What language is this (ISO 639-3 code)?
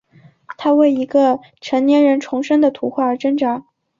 zho